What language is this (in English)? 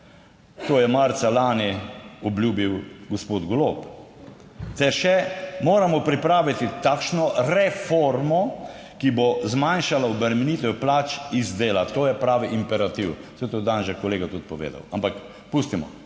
Slovenian